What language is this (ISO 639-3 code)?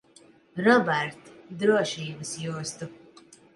lav